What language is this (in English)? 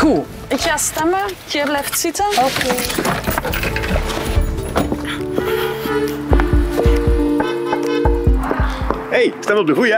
Dutch